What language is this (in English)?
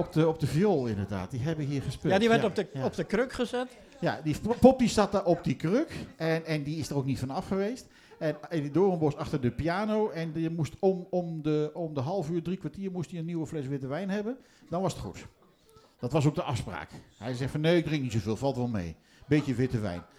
Dutch